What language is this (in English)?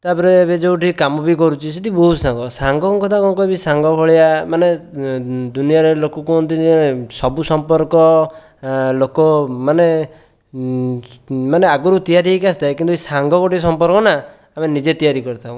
Odia